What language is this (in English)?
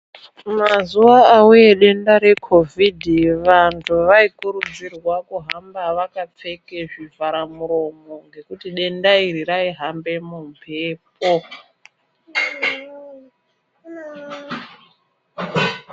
Ndau